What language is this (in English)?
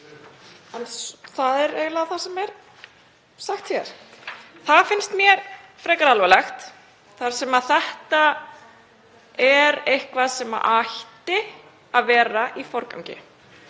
Icelandic